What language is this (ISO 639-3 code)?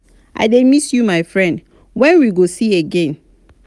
pcm